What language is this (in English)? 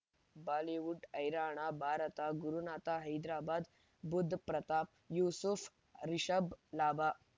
Kannada